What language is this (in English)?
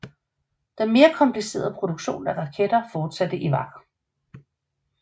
Danish